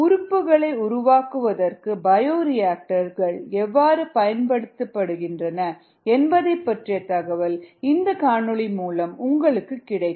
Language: Tamil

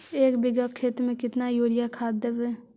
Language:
Magahi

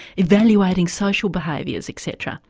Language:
English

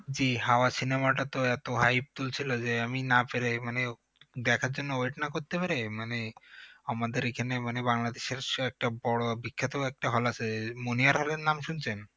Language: Bangla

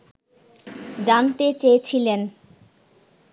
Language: Bangla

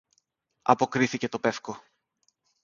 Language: Greek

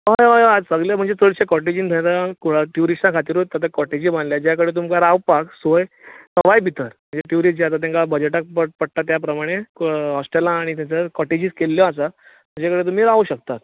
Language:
Konkani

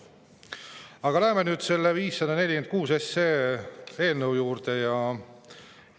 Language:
Estonian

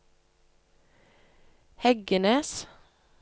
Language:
Norwegian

